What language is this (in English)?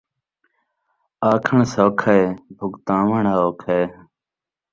Saraiki